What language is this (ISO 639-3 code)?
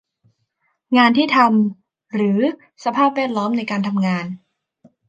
tha